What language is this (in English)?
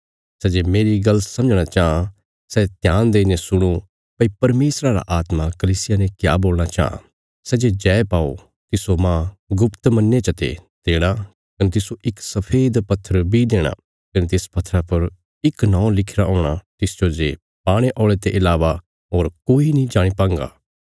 Bilaspuri